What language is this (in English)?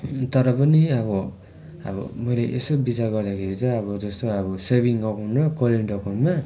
Nepali